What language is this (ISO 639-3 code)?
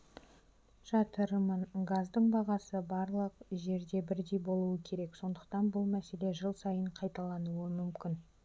kaz